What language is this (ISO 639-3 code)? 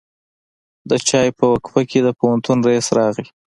pus